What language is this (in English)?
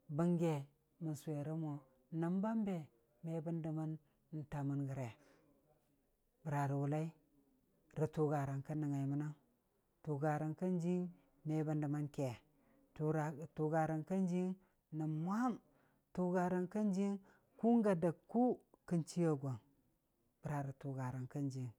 Dijim-Bwilim